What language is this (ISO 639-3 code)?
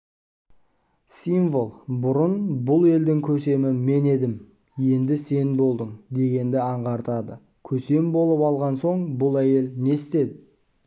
kaz